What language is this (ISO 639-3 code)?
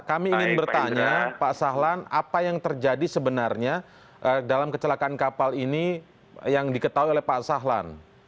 ind